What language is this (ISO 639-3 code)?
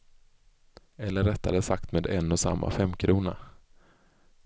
swe